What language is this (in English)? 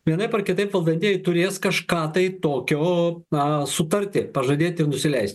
Lithuanian